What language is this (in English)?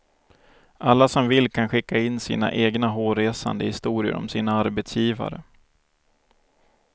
Swedish